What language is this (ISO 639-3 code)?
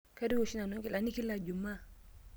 mas